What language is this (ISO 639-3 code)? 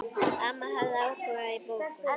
isl